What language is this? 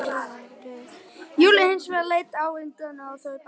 Icelandic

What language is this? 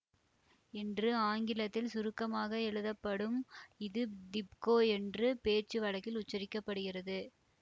Tamil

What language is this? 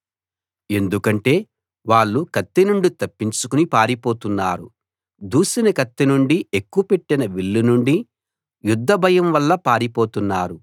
Telugu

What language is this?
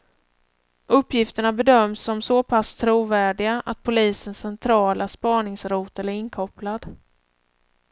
Swedish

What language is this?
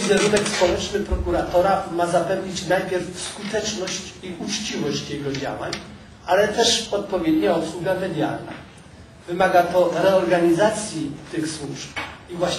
Polish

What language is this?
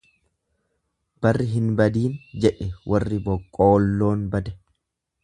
Oromo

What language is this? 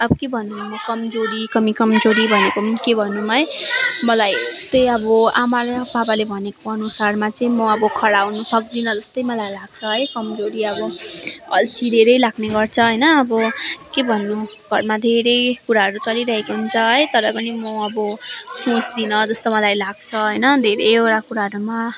Nepali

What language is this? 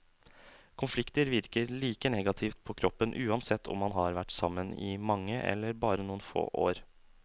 Norwegian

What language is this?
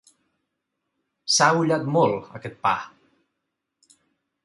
Catalan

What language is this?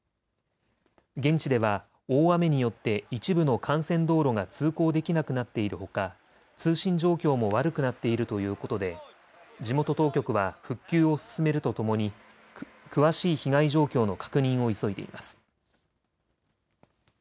Japanese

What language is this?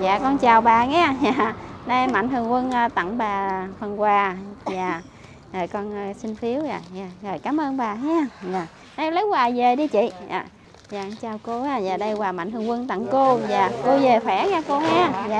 Vietnamese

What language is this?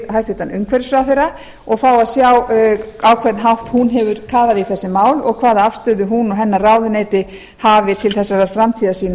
Icelandic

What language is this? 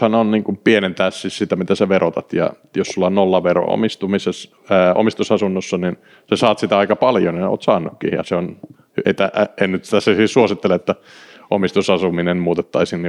Finnish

